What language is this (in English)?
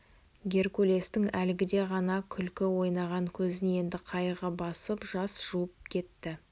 Kazakh